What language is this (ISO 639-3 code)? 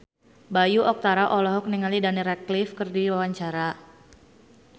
sun